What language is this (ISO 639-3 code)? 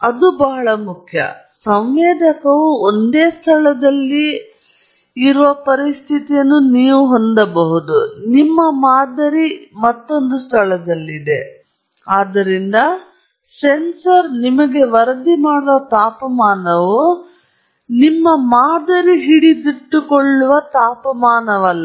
kan